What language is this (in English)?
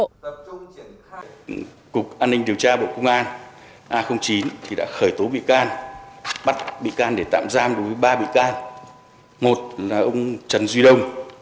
Vietnamese